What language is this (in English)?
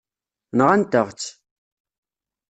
Kabyle